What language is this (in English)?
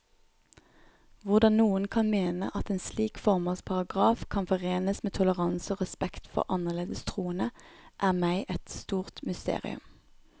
Norwegian